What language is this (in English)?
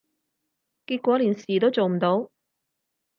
Cantonese